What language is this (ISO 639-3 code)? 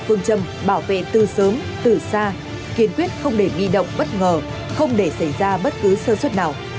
vie